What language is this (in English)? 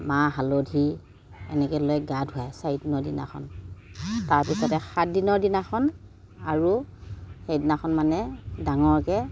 Assamese